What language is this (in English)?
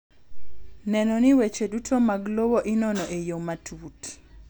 Luo (Kenya and Tanzania)